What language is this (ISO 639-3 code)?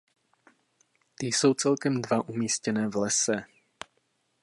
ces